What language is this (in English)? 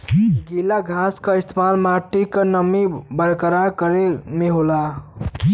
Bhojpuri